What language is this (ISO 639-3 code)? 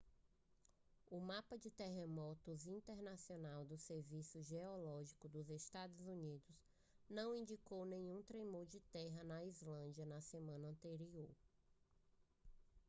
por